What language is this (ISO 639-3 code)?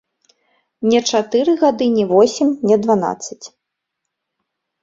bel